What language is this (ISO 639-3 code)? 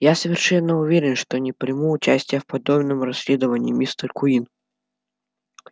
rus